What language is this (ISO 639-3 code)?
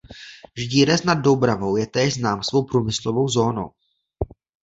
ces